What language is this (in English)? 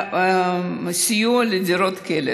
Hebrew